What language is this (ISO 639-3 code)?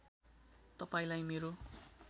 nep